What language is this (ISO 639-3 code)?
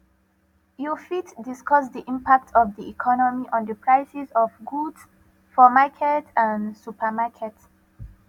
pcm